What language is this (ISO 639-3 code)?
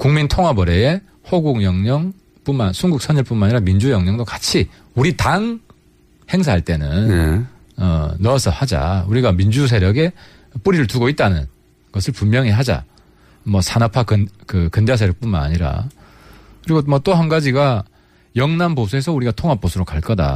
kor